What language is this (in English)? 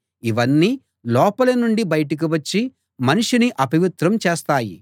Telugu